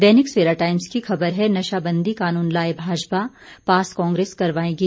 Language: Hindi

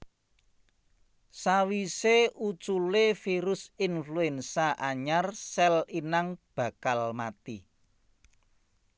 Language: Javanese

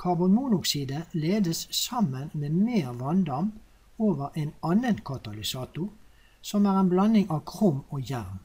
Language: German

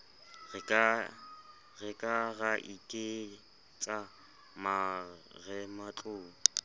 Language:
Southern Sotho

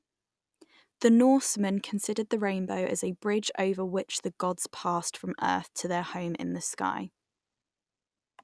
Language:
English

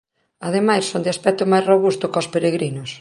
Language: Galician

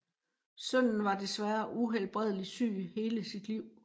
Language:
Danish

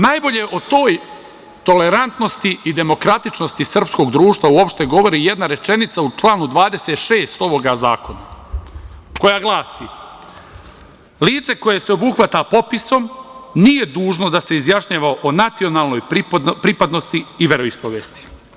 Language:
Serbian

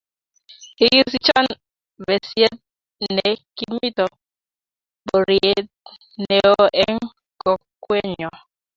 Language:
Kalenjin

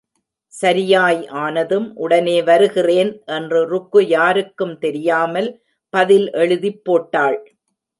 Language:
Tamil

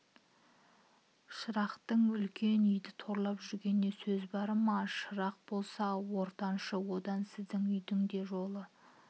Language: Kazakh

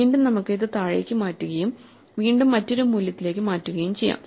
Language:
Malayalam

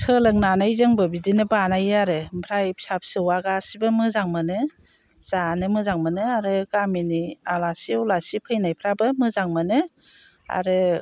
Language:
Bodo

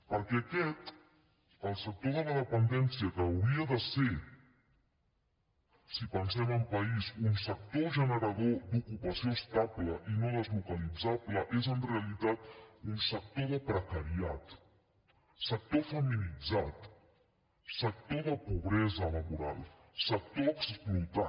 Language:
Catalan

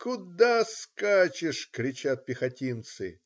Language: Russian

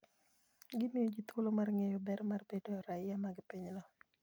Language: Luo (Kenya and Tanzania)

